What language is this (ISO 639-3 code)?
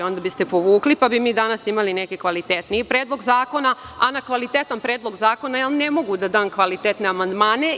srp